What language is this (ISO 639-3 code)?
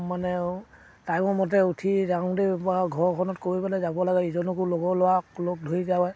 asm